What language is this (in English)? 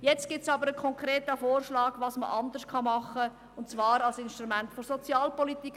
Swiss German